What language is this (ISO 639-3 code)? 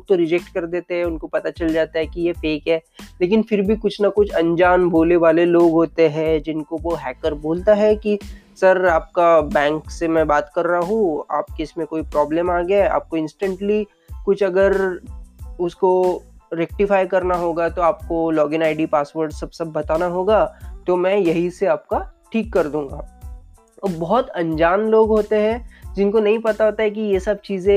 hin